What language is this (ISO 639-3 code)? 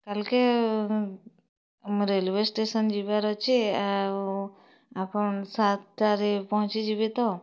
ori